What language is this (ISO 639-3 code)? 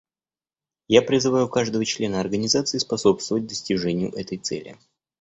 rus